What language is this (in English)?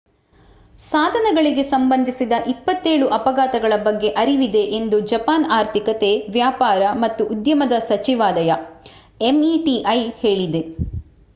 Kannada